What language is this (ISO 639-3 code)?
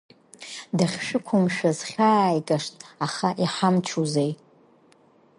abk